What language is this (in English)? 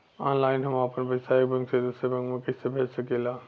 Bhojpuri